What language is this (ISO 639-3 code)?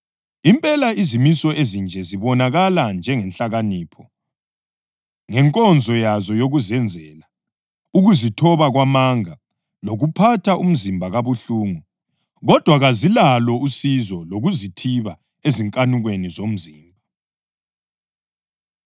nde